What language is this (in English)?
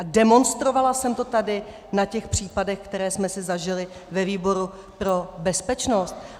Czech